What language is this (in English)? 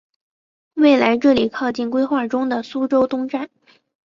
Chinese